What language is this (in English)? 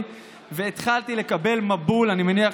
Hebrew